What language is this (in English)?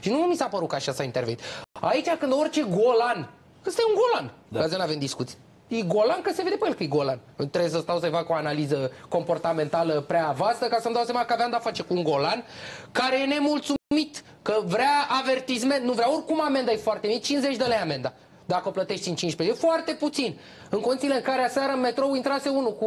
Romanian